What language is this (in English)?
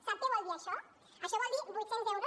Catalan